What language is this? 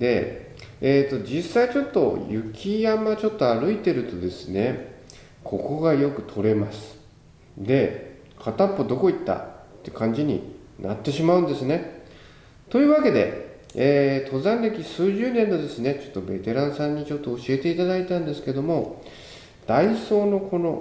Japanese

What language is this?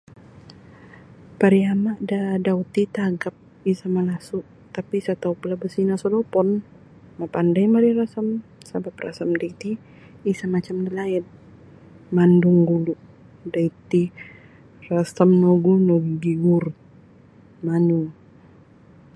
Sabah Bisaya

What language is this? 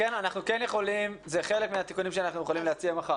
Hebrew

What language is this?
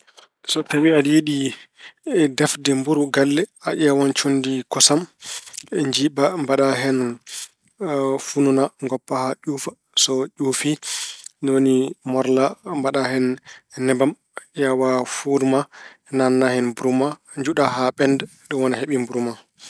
Fula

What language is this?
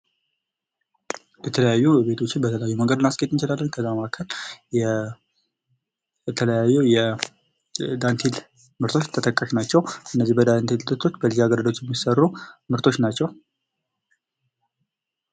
Amharic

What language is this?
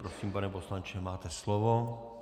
Czech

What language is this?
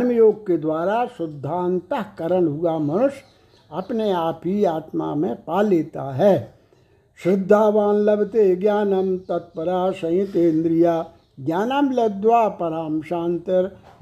Hindi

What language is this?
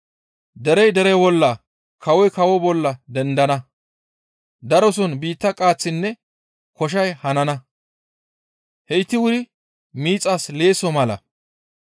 Gamo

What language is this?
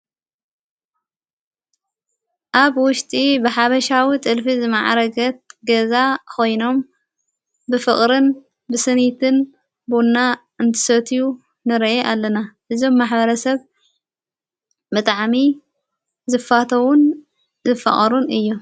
Tigrinya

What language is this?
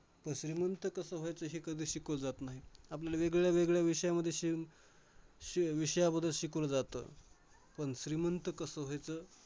Marathi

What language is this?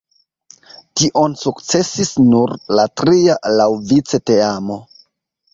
Esperanto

